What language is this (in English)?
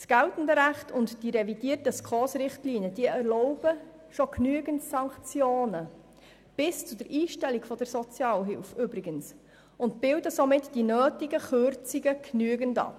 Swiss German